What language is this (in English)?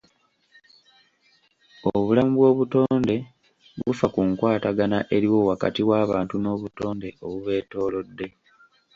Ganda